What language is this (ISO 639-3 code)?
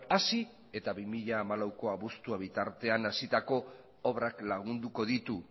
eus